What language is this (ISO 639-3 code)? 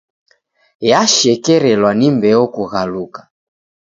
dav